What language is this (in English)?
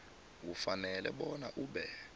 South Ndebele